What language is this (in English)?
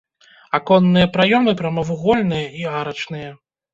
Belarusian